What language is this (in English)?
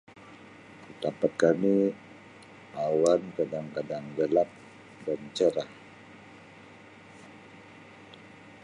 Sabah Malay